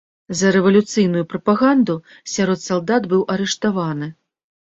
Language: Belarusian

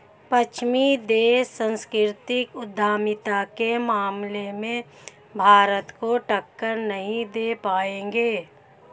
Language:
Hindi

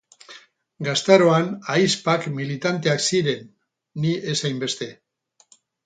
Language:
Basque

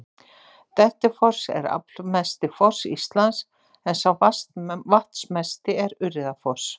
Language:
Icelandic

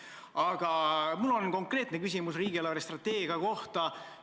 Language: Estonian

